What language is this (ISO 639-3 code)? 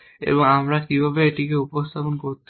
ben